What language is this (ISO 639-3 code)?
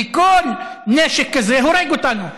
heb